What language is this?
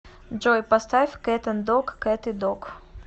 Russian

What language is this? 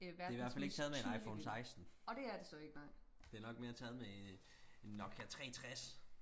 Danish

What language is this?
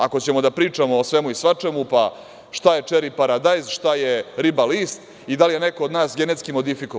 Serbian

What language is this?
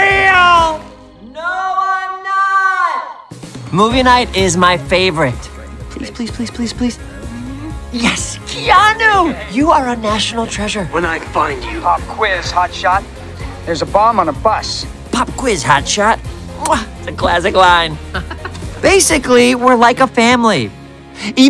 English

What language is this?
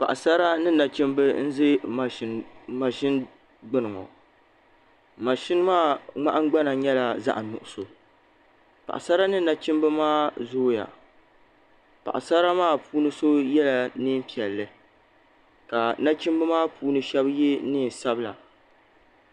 Dagbani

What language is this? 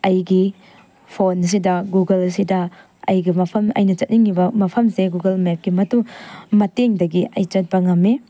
Manipuri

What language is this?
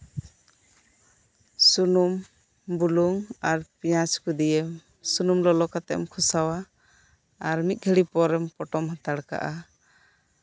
Santali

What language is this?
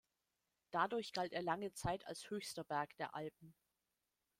German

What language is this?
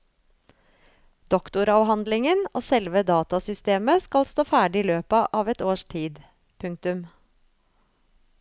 Norwegian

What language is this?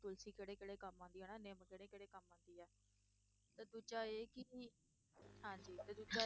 Punjabi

